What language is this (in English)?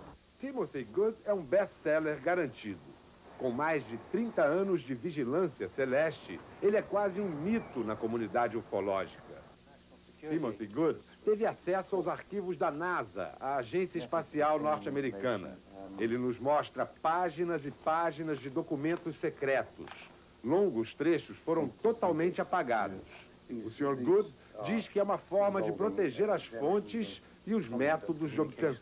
Portuguese